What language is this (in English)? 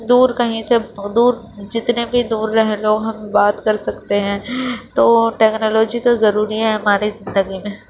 Urdu